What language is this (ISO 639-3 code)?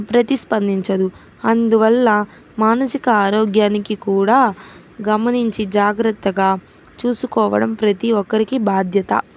tel